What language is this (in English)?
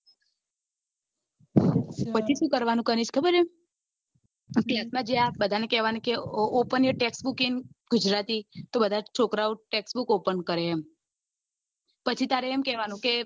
Gujarati